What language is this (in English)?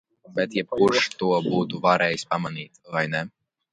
Latvian